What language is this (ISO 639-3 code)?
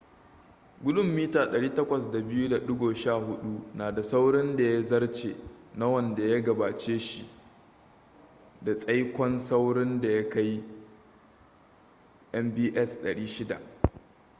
hau